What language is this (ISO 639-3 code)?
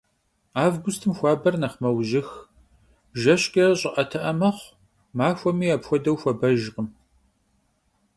kbd